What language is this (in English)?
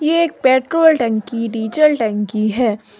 Hindi